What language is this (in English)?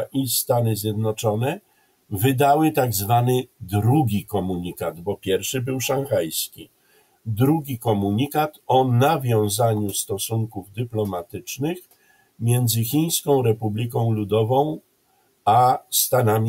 Polish